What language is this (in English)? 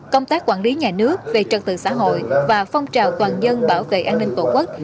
Vietnamese